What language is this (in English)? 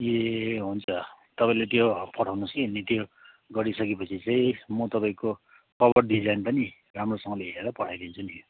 Nepali